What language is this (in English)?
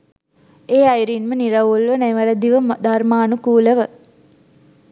Sinhala